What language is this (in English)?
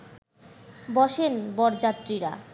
Bangla